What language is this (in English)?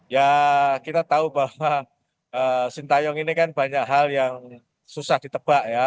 Indonesian